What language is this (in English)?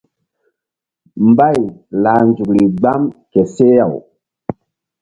Mbum